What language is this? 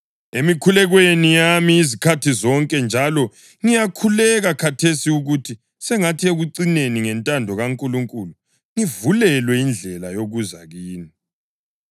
North Ndebele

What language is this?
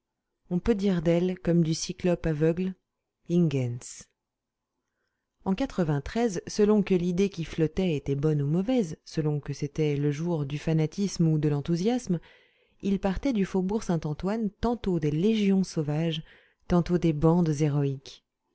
French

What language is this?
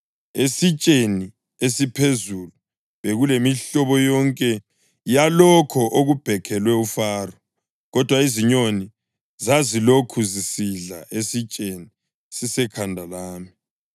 North Ndebele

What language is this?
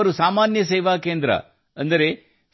Kannada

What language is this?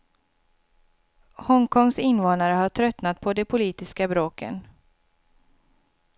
Swedish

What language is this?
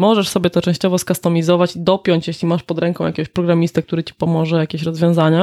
Polish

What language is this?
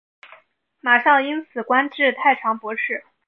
Chinese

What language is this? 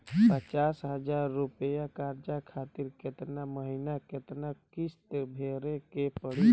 Bhojpuri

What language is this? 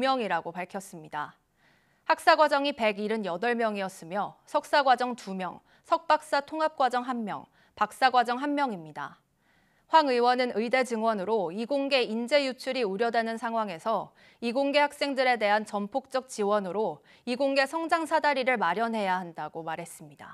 Korean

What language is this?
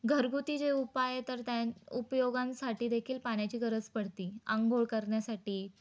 Marathi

